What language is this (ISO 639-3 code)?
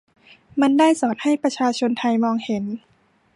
tha